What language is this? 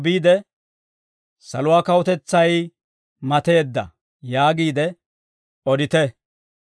Dawro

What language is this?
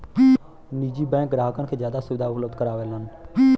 Bhojpuri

